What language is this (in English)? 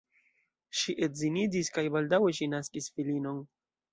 Esperanto